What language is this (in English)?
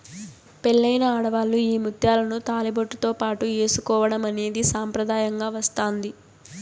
Telugu